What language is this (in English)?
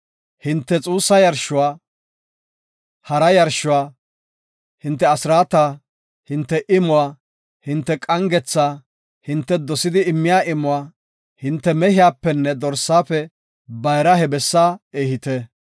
Gofa